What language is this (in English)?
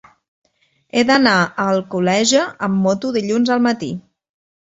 Catalan